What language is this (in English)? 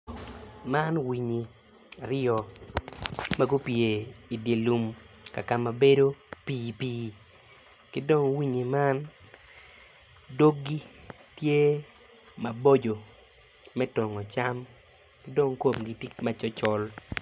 Acoli